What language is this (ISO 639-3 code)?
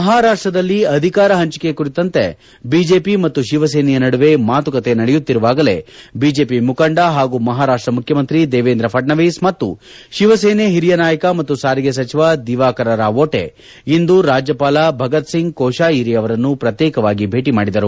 kan